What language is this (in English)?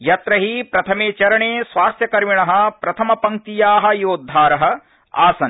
Sanskrit